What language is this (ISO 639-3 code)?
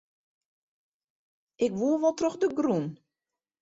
fry